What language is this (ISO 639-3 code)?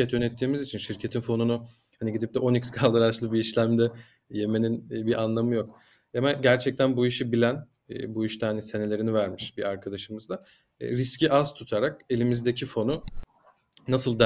tur